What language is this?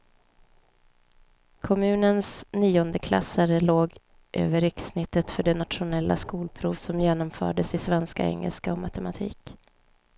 Swedish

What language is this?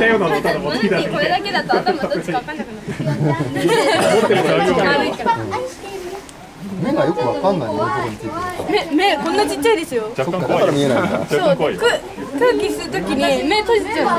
Japanese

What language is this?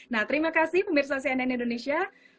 Indonesian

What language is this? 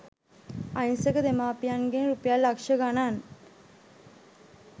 Sinhala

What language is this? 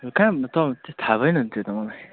Nepali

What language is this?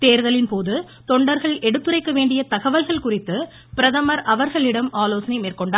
Tamil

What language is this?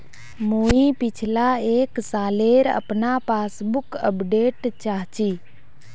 Magahi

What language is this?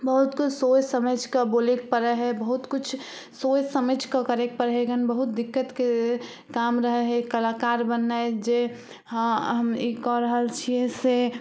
Maithili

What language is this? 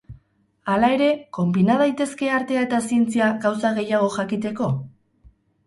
Basque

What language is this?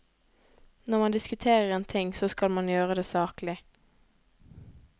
Norwegian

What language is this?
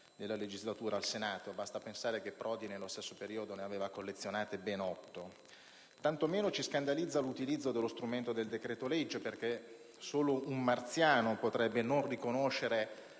Italian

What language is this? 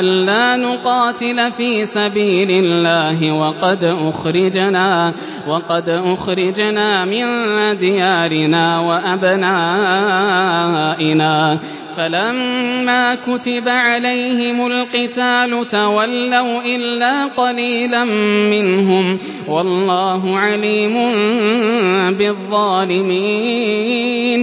Arabic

